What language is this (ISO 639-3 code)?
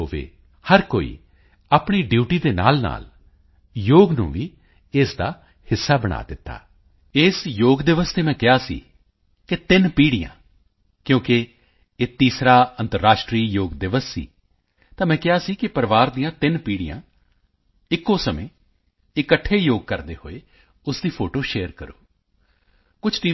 pan